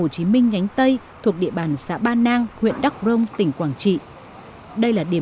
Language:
Vietnamese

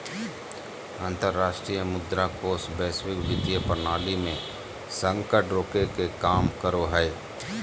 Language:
Magahi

